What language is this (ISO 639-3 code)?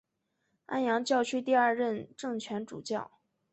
zho